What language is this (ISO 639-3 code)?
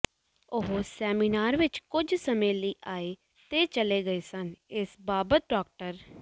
pan